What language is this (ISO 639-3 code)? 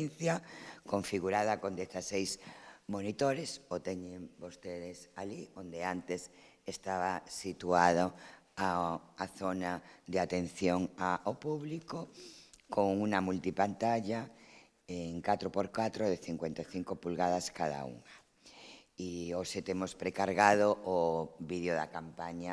spa